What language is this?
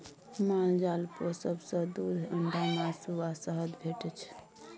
Maithili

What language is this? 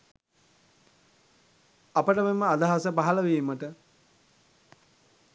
Sinhala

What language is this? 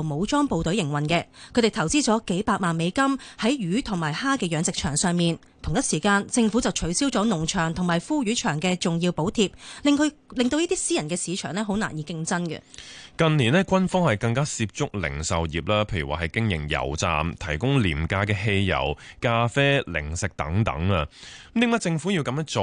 Chinese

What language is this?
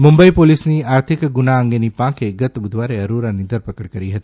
Gujarati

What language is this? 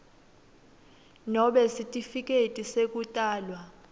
Swati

